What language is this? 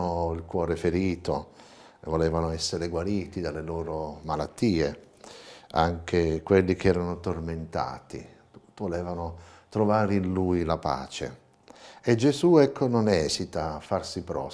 Italian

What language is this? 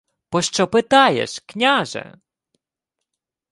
Ukrainian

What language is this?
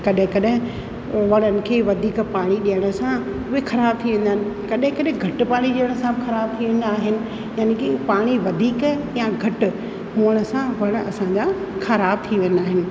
Sindhi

